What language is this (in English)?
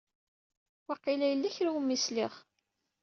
Kabyle